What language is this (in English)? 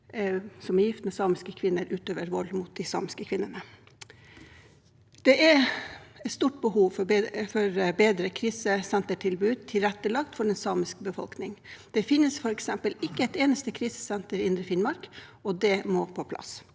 Norwegian